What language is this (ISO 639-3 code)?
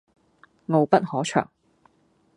yue